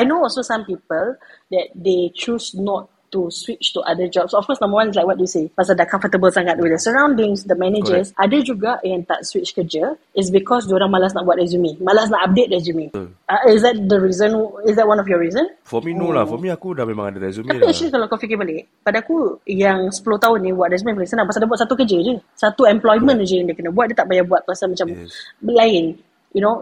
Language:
Malay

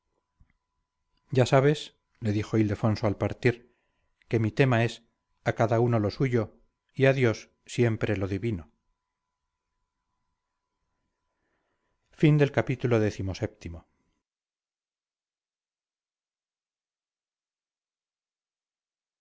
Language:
Spanish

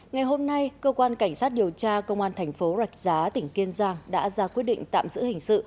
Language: Vietnamese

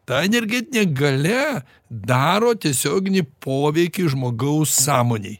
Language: Lithuanian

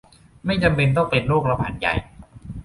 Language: Thai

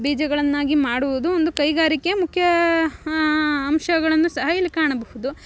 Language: Kannada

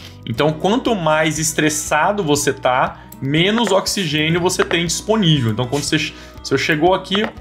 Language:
Portuguese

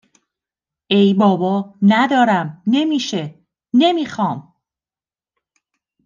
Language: Persian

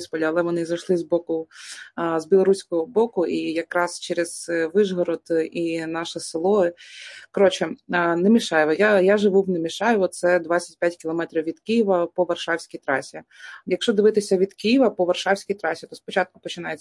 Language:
Ukrainian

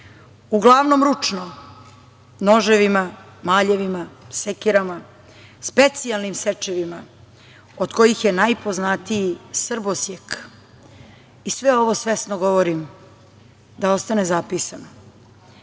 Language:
Serbian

